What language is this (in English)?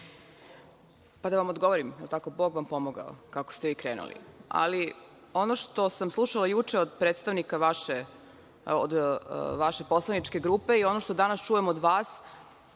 Serbian